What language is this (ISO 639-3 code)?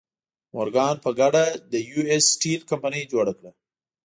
pus